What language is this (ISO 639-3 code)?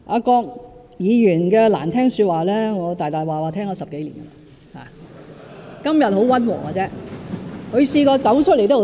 yue